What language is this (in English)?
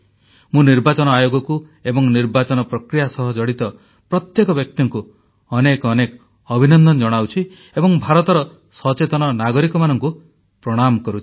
Odia